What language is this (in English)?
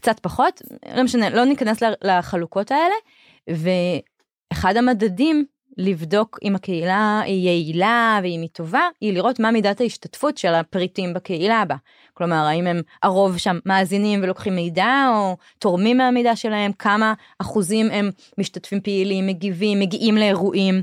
Hebrew